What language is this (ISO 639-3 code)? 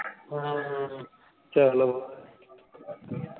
pan